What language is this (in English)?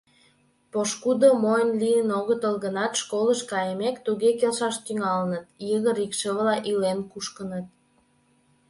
Mari